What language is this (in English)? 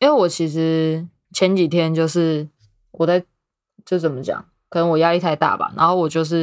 Chinese